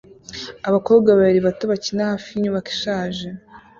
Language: Kinyarwanda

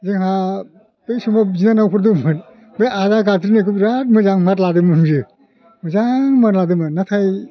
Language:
Bodo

